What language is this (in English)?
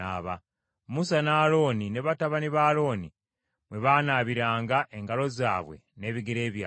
Ganda